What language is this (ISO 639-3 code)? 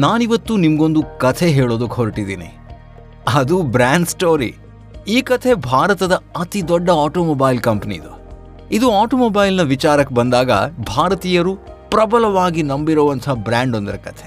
kan